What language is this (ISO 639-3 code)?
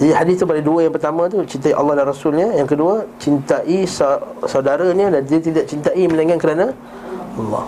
msa